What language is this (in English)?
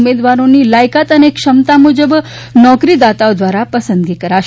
Gujarati